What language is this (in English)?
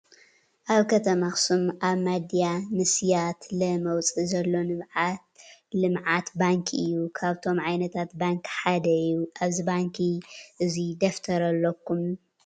Tigrinya